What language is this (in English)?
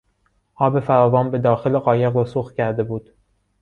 Persian